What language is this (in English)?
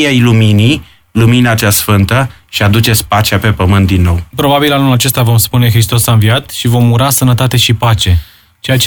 Romanian